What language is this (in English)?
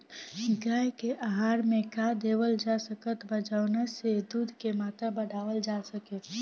Bhojpuri